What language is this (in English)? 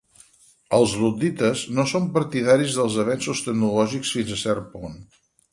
Catalan